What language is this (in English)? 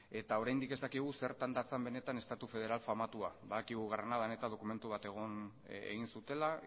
Basque